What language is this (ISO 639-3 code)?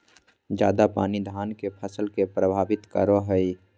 mag